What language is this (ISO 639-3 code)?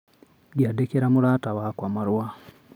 kik